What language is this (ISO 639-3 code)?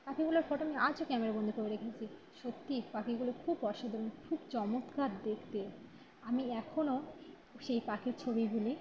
ben